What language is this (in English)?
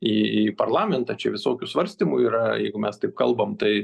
Lithuanian